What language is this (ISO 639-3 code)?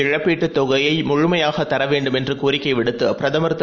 tam